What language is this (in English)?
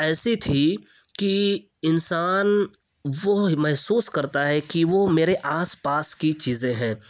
Urdu